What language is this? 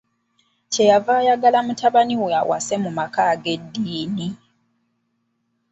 Ganda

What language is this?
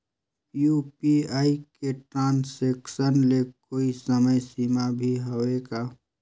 Chhattisgarhi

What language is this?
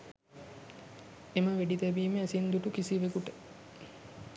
Sinhala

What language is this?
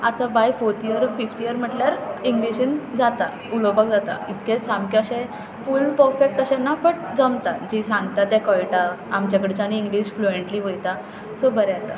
Konkani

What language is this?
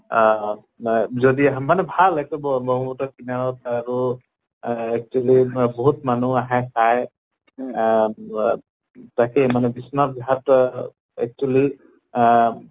Assamese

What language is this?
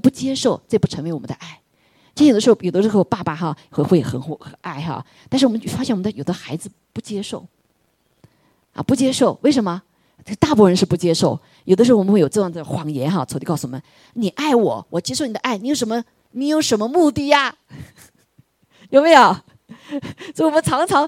Chinese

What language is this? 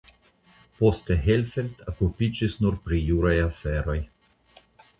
Esperanto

